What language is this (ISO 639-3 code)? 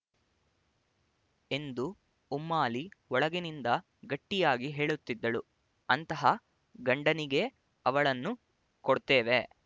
kan